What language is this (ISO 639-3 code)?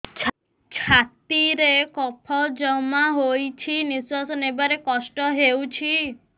ori